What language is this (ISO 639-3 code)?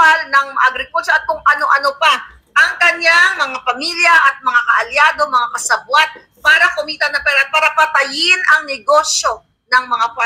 fil